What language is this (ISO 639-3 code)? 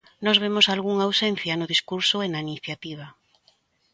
glg